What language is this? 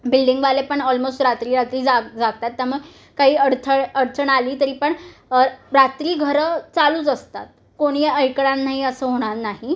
Marathi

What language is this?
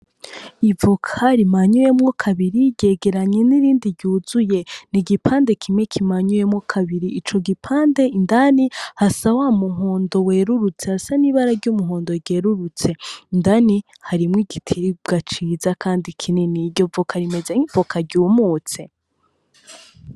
Rundi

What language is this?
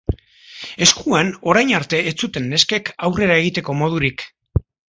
Basque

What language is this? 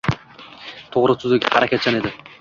Uzbek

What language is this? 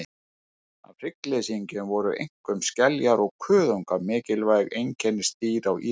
Icelandic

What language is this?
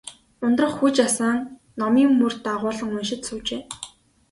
Mongolian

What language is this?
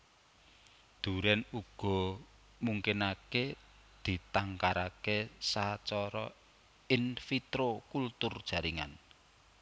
Javanese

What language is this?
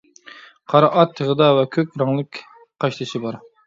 Uyghur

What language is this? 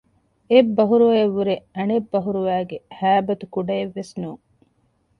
Divehi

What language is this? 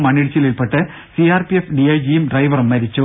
Malayalam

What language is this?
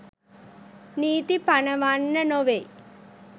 Sinhala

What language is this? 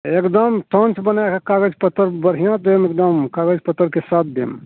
Maithili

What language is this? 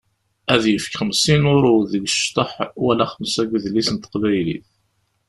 Kabyle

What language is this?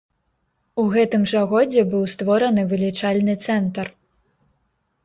Belarusian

